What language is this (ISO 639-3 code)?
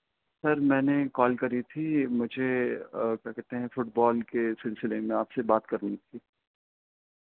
urd